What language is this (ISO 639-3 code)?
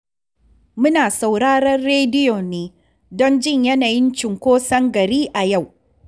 hau